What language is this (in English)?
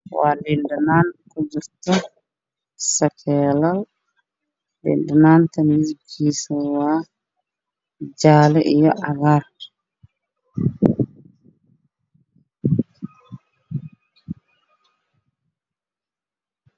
Somali